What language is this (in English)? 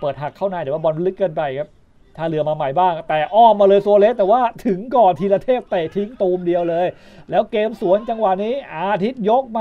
Thai